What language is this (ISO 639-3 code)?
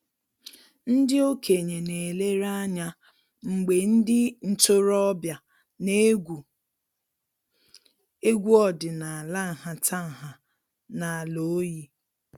ibo